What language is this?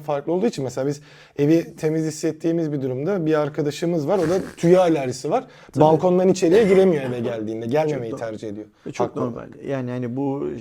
Turkish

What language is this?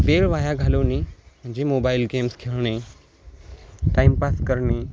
Marathi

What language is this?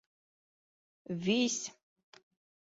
Bashkir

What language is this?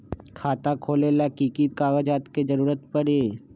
Magahi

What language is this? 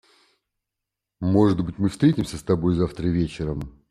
Russian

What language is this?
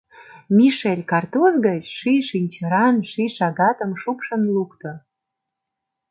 Mari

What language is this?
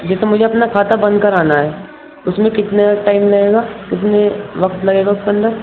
Urdu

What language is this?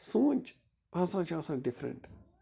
Kashmiri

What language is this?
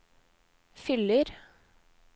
Norwegian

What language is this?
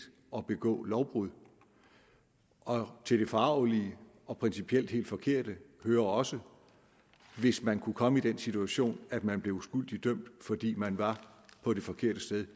Danish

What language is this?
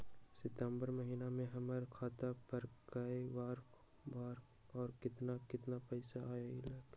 Magahi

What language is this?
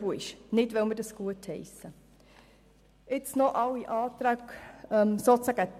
Swiss German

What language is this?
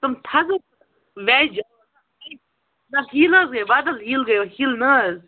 Kashmiri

